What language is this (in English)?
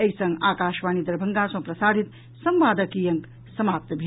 Maithili